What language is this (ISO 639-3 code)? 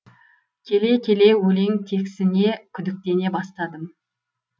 kaz